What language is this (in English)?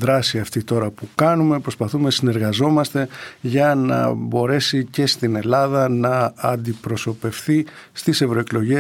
Greek